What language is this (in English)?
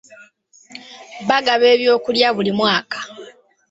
Ganda